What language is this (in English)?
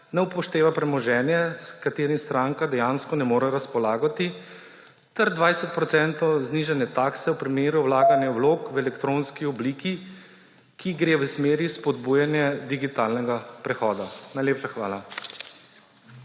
Slovenian